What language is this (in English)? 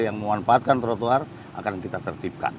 Indonesian